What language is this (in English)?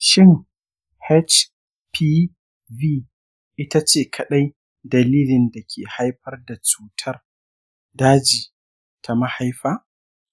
Hausa